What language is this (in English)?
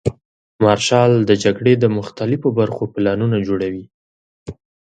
Pashto